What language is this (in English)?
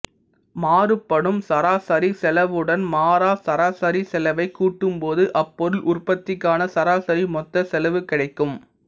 Tamil